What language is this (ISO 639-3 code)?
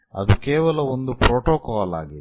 kan